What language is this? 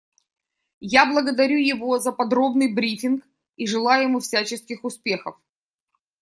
Russian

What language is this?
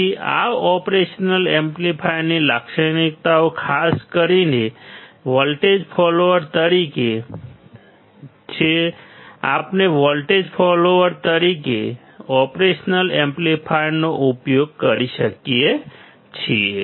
Gujarati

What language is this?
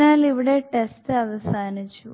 Malayalam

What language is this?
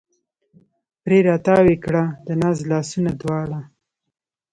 Pashto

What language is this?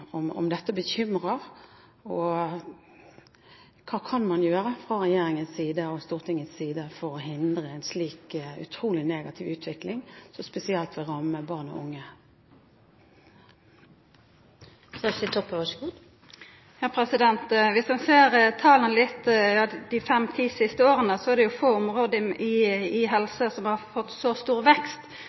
Norwegian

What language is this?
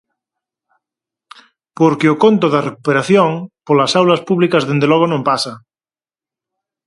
Galician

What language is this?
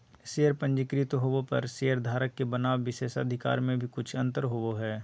Magahi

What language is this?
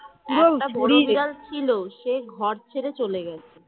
Bangla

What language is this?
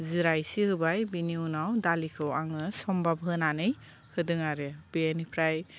Bodo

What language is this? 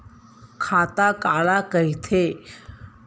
Chhattisgarhi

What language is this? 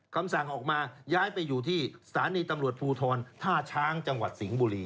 Thai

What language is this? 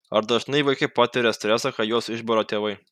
Lithuanian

